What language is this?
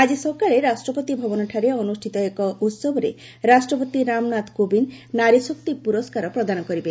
Odia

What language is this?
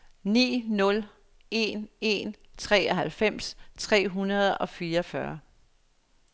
Danish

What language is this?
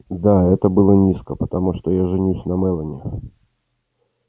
Russian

